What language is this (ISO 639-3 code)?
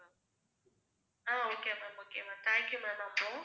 tam